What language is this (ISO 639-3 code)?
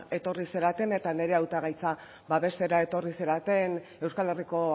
eus